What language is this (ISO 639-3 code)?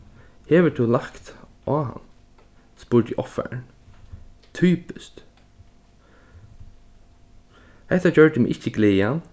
fao